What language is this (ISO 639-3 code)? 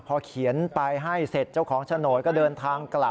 tha